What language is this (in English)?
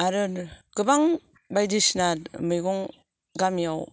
Bodo